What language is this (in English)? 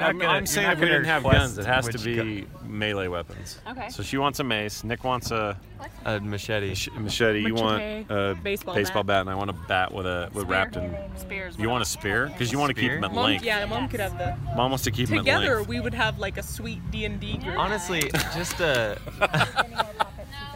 English